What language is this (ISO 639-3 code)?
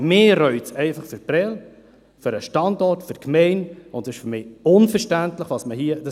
gsw